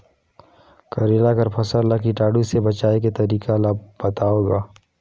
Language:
Chhattisgarhi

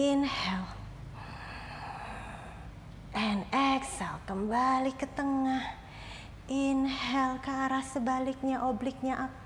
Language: Indonesian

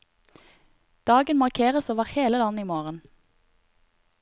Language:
Norwegian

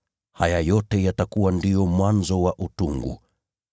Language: Swahili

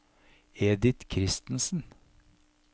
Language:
Norwegian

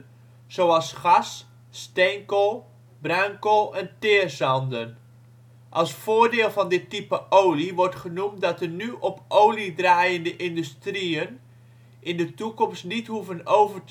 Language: Dutch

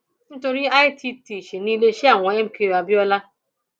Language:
Yoruba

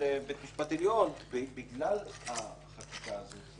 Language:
Hebrew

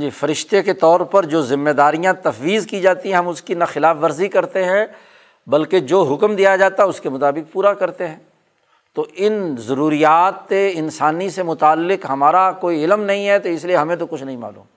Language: Urdu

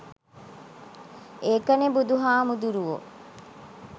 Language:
Sinhala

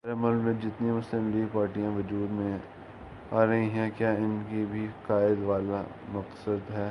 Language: Urdu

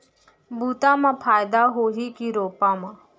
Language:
Chhattisgarhi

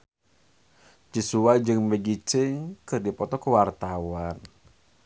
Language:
Sundanese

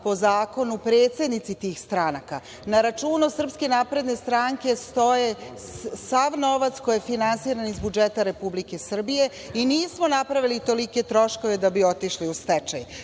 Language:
Serbian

